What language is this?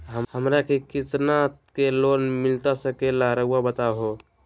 Magahi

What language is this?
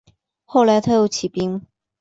Chinese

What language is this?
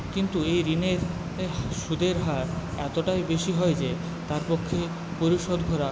Bangla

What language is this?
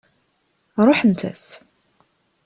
Kabyle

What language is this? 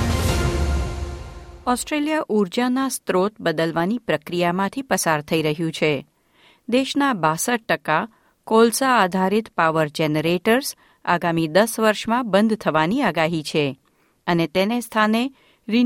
Gujarati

